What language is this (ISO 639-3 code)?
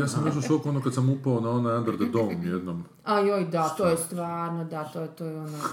hrv